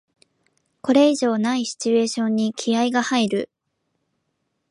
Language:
Japanese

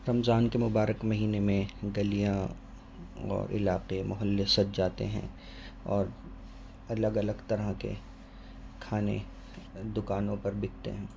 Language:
Urdu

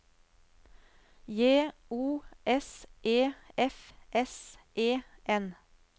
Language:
Norwegian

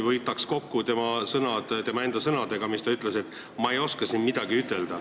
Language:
Estonian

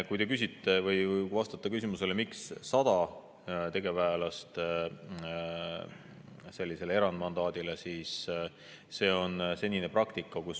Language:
Estonian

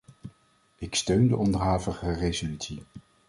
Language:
Dutch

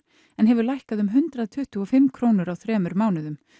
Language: Icelandic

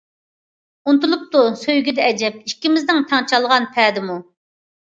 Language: Uyghur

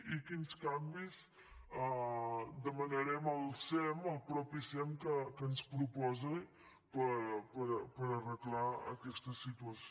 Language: Catalan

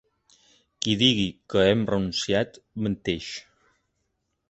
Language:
Catalan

